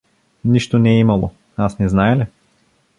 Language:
Bulgarian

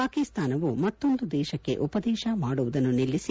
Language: Kannada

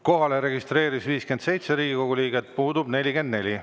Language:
Estonian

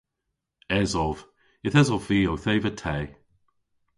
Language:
Cornish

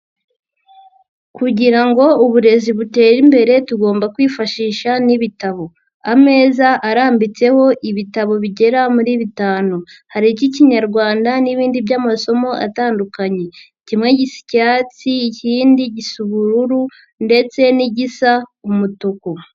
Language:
Kinyarwanda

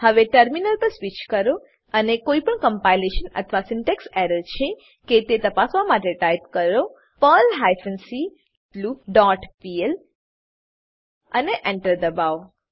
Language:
Gujarati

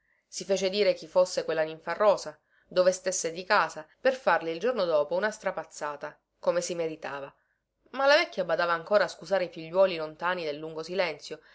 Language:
Italian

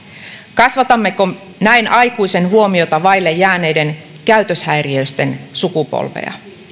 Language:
Finnish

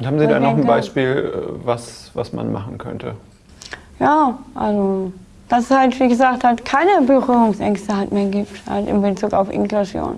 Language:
German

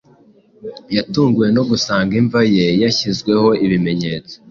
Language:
Kinyarwanda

